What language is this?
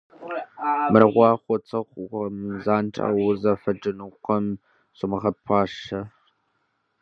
Kabardian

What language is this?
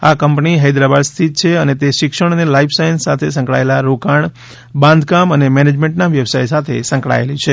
Gujarati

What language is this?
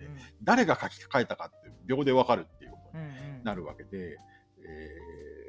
Japanese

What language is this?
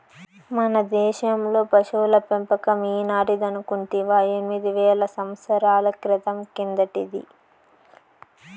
Telugu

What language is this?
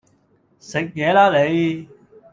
Cantonese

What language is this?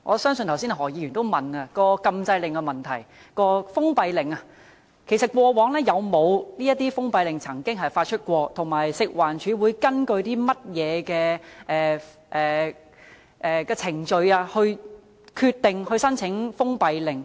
Cantonese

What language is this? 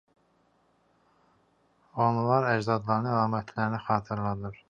Azerbaijani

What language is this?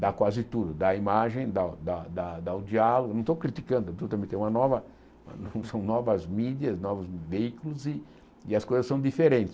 Portuguese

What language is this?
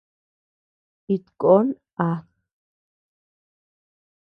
Tepeuxila Cuicatec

